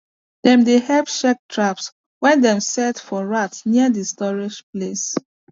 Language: Nigerian Pidgin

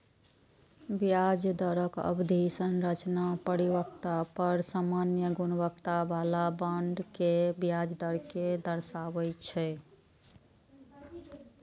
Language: Maithili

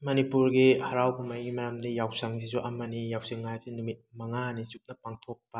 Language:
Manipuri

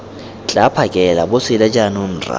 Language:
Tswana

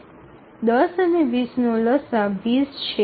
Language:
Gujarati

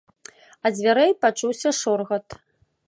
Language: Belarusian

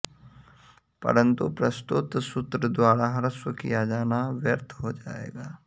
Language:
Sanskrit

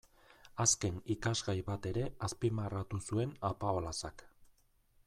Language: Basque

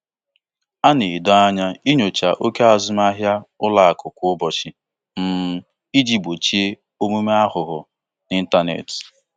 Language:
Igbo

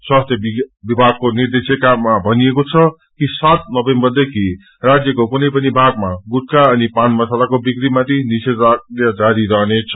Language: Nepali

